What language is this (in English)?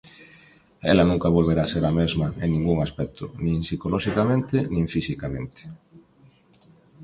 Galician